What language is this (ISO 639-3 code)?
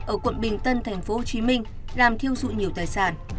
vie